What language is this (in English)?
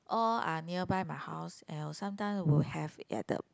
English